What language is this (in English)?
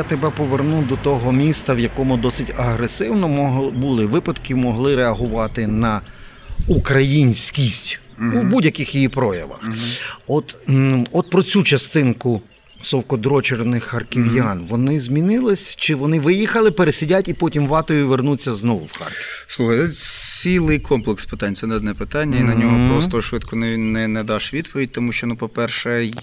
Ukrainian